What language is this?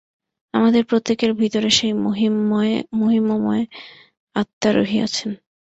Bangla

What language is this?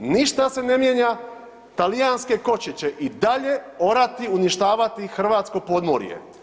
Croatian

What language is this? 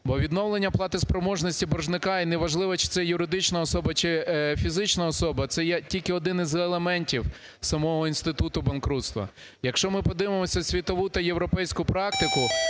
Ukrainian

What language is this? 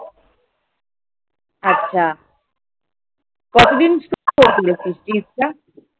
Bangla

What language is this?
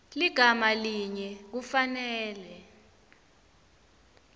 Swati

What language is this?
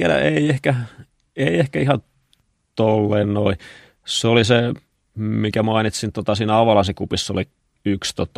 Finnish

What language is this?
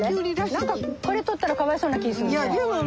Japanese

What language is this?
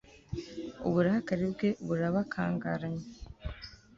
Kinyarwanda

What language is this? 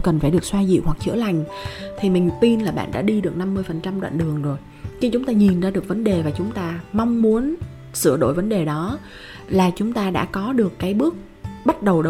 Vietnamese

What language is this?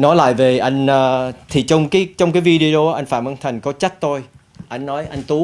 Vietnamese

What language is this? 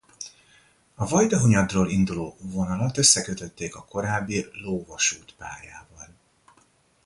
Hungarian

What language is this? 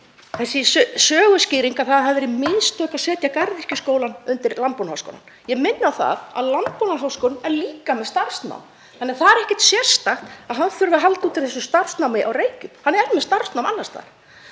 Icelandic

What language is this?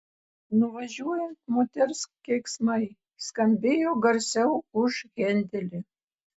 Lithuanian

